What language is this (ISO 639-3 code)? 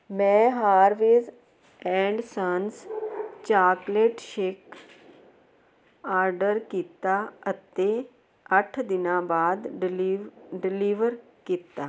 pan